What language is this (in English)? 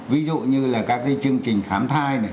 Vietnamese